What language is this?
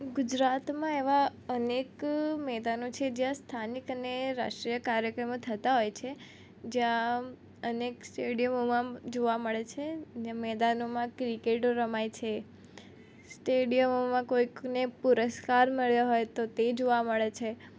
Gujarati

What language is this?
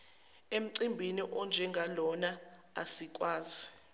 Zulu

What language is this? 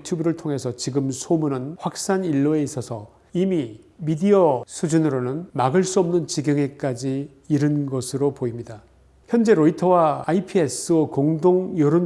Korean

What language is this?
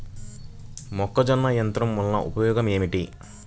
Telugu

